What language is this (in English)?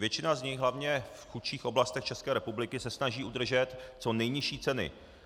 Czech